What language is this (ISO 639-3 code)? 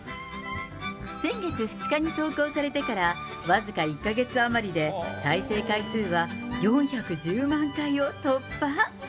jpn